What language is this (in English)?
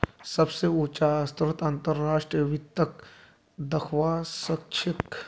Magahi